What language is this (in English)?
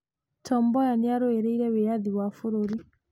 Kikuyu